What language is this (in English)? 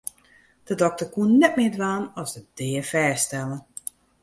Western Frisian